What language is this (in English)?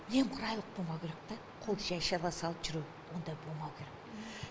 Kazakh